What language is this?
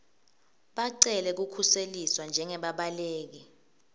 Swati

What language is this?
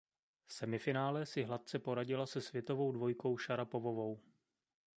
Czech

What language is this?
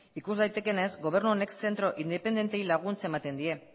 Basque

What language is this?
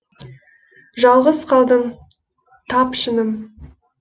Kazakh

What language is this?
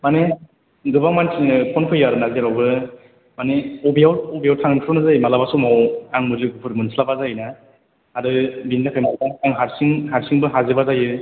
Bodo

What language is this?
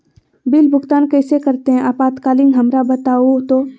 Magahi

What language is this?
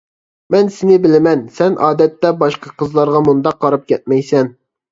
Uyghur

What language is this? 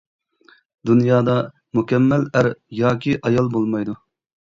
Uyghur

